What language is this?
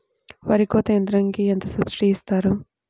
Telugu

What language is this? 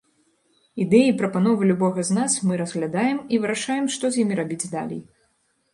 Belarusian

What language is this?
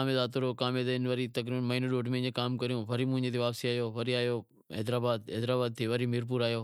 Wadiyara Koli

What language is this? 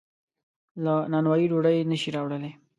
Pashto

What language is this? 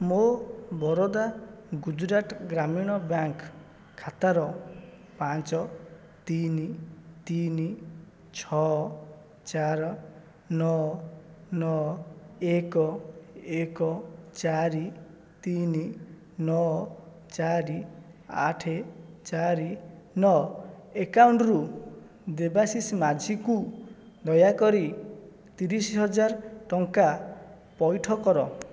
Odia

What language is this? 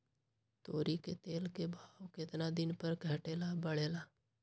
Magahi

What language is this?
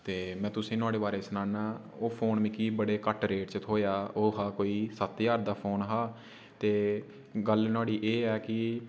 Dogri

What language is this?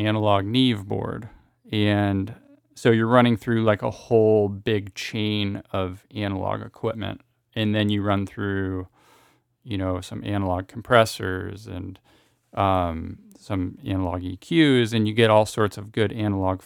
English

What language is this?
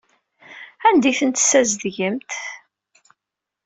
Kabyle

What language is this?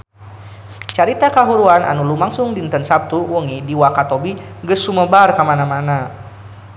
Sundanese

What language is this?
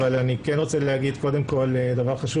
Hebrew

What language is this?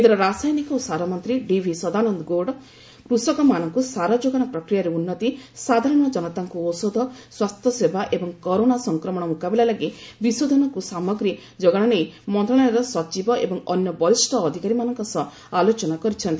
Odia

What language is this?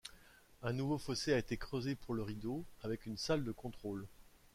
French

